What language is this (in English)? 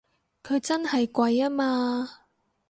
Cantonese